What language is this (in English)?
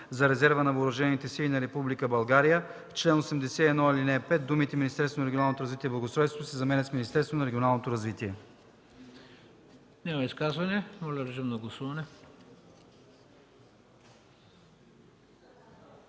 Bulgarian